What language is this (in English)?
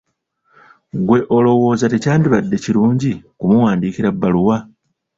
Ganda